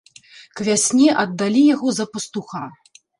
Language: Belarusian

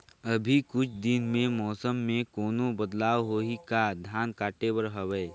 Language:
Chhattisgarhi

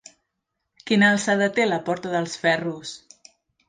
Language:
Catalan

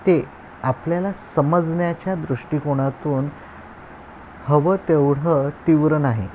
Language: Marathi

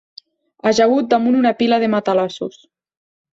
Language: Catalan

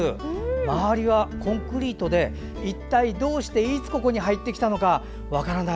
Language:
Japanese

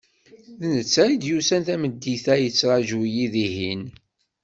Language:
Kabyle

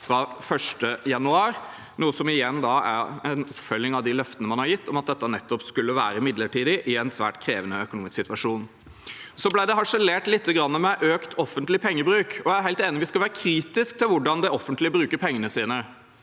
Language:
Norwegian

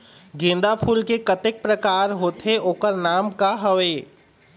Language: Chhattisgarhi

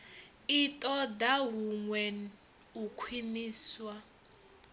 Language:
Venda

